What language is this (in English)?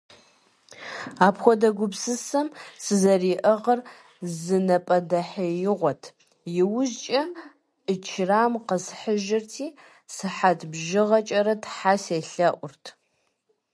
Kabardian